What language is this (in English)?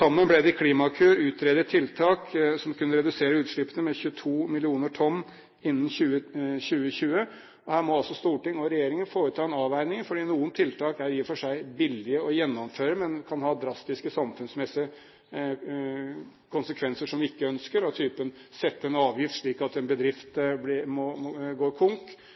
Norwegian Bokmål